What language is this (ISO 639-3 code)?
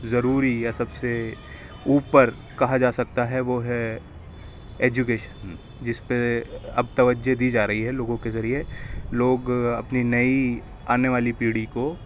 urd